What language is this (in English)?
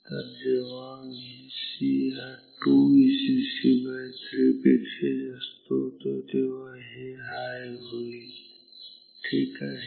Marathi